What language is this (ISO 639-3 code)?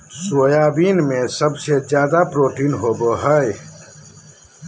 mag